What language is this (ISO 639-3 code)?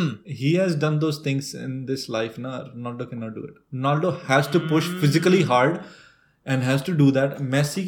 hin